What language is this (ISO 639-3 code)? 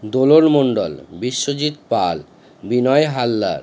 ben